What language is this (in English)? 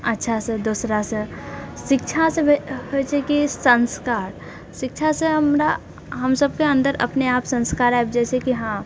Maithili